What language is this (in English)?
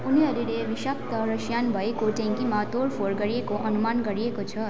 Nepali